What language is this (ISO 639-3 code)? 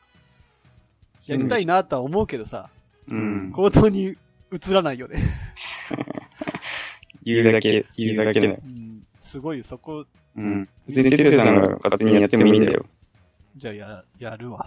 jpn